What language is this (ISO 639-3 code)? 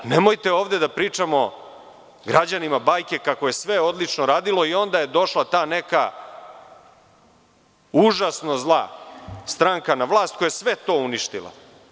srp